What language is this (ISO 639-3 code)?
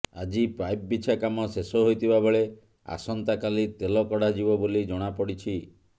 ori